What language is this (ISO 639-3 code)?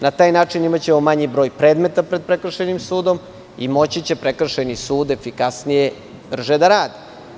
srp